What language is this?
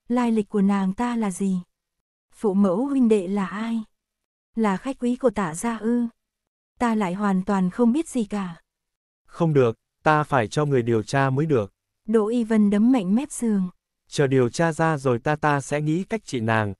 Vietnamese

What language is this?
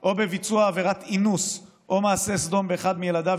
Hebrew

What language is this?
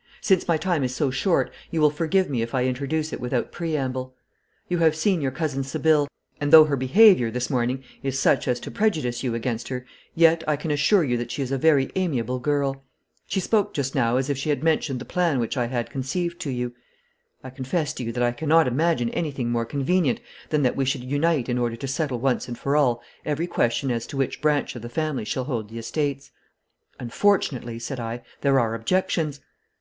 English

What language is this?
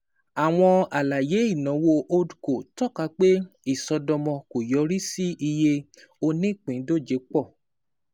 Yoruba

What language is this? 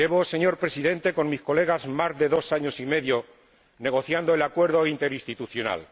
Spanish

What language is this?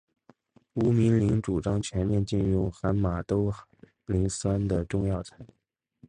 Chinese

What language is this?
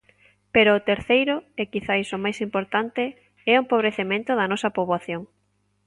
Galician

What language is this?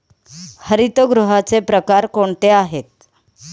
Marathi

